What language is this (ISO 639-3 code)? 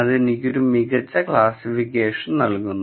mal